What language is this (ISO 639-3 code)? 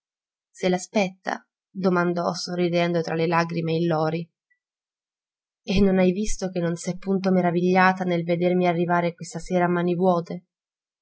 ita